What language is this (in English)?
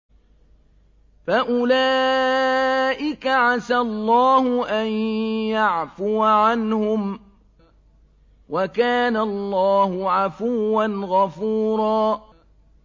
Arabic